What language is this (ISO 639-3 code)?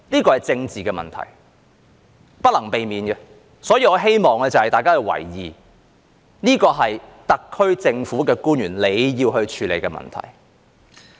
yue